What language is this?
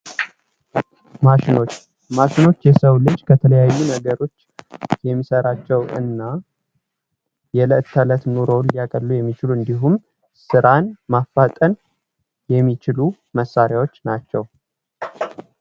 Amharic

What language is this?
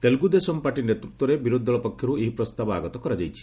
Odia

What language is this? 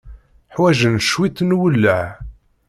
Kabyle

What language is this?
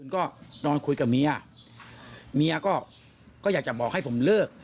Thai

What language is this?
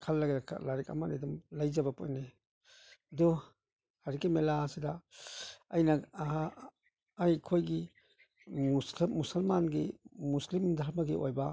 Manipuri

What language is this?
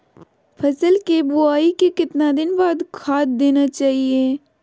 Magahi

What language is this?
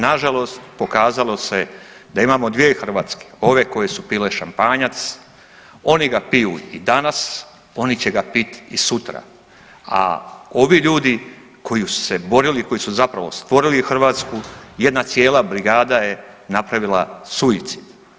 Croatian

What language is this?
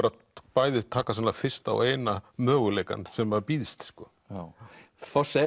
Icelandic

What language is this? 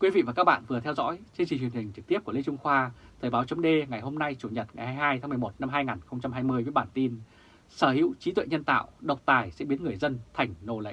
Vietnamese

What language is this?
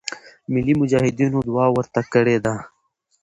Pashto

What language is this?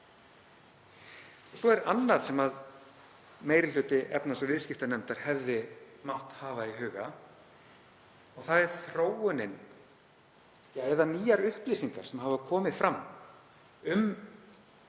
Icelandic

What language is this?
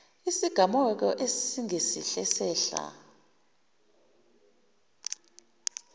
Zulu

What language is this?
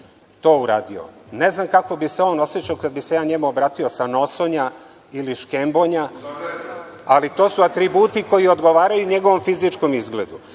Serbian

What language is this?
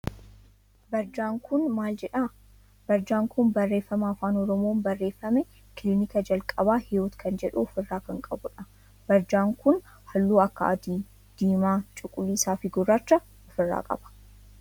Oromo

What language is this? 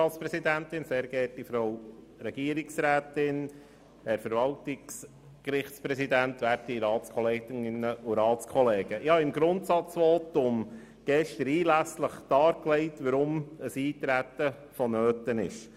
Swiss German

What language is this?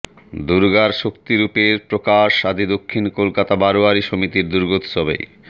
Bangla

